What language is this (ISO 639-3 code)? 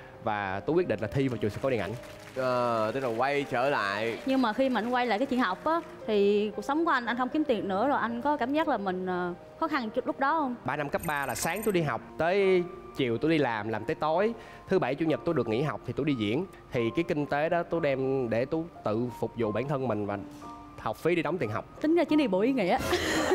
vie